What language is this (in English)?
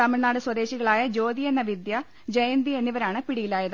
Malayalam